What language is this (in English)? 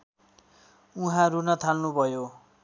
Nepali